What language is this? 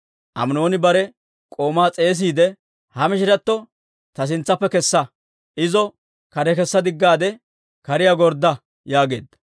Dawro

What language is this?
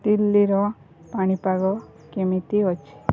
Odia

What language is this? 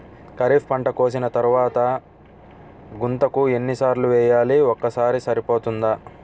Telugu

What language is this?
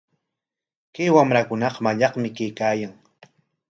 Corongo Ancash Quechua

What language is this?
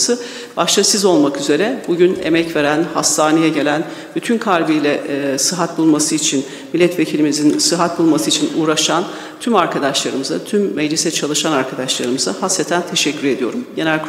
Turkish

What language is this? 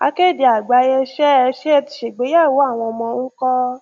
Yoruba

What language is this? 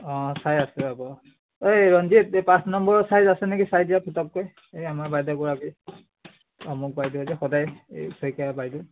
Assamese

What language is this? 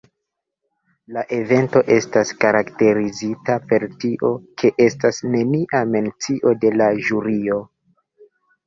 Esperanto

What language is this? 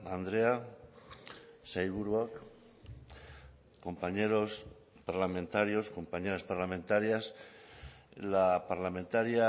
Spanish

